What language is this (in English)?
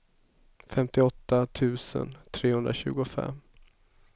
Swedish